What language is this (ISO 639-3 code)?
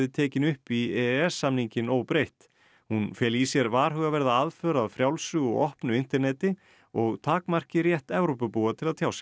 isl